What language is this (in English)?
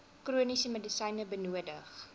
Afrikaans